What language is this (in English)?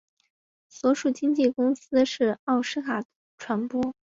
Chinese